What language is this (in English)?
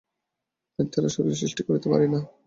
Bangla